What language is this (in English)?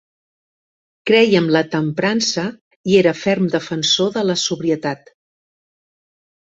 Catalan